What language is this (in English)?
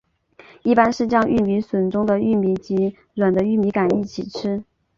Chinese